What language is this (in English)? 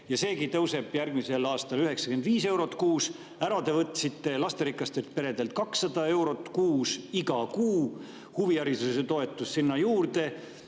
Estonian